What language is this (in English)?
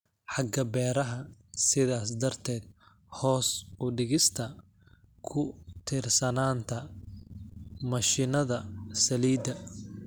Somali